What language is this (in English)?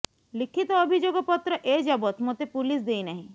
Odia